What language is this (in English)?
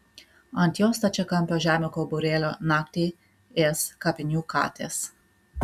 Lithuanian